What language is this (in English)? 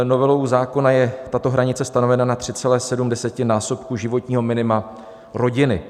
Czech